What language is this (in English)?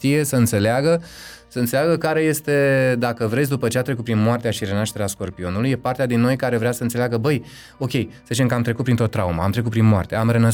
Romanian